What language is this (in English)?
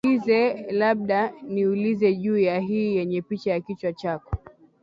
Swahili